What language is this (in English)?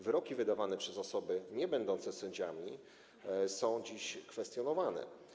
Polish